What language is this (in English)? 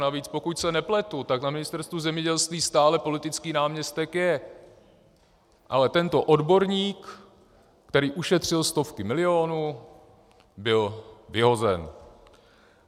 Czech